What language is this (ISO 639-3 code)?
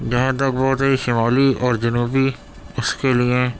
urd